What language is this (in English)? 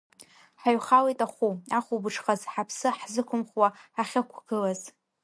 Abkhazian